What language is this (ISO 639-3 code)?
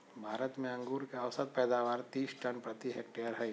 mag